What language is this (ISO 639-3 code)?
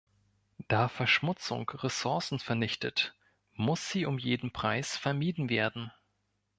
deu